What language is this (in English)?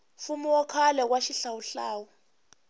Tsonga